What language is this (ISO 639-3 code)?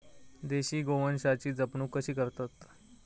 mar